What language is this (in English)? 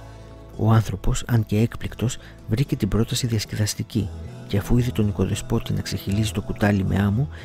Greek